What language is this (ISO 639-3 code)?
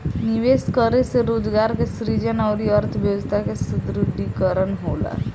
bho